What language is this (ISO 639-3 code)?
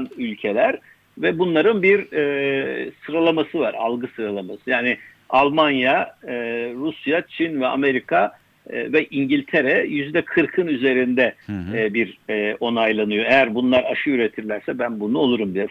tur